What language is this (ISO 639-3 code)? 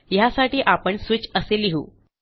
mar